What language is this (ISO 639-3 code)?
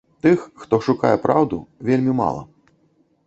bel